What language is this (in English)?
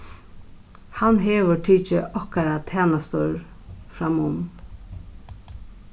Faroese